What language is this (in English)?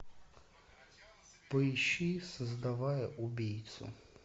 Russian